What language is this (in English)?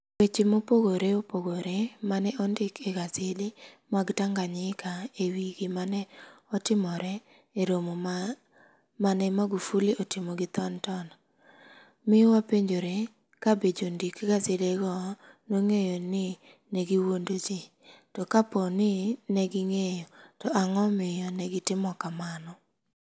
Luo (Kenya and Tanzania)